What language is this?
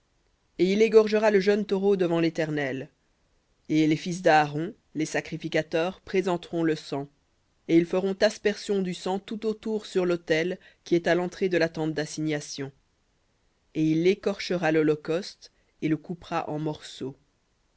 French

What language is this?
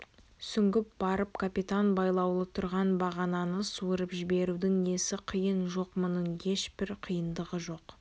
Kazakh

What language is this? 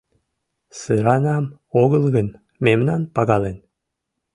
Mari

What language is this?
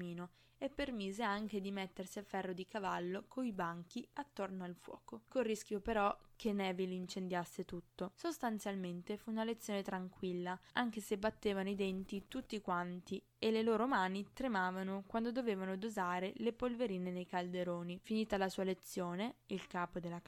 Italian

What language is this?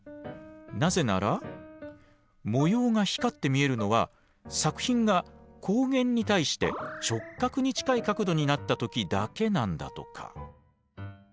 Japanese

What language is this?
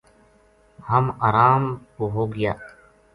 Gujari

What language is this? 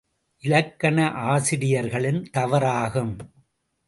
Tamil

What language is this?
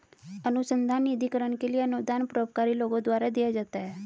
Hindi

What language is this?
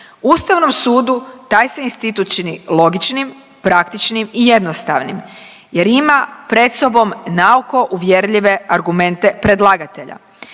Croatian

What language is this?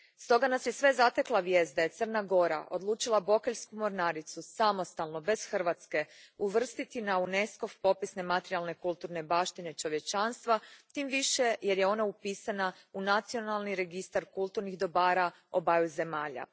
Croatian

